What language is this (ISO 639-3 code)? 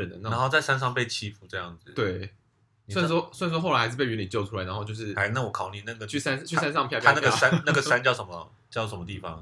zho